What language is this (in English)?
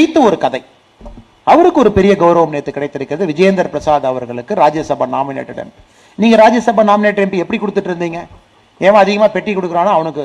Tamil